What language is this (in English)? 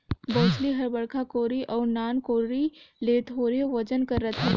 Chhattisgarhi